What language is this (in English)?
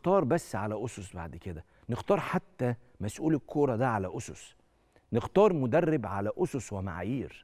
Arabic